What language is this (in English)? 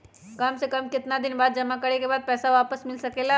Magahi